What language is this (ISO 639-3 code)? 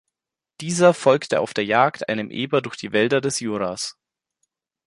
deu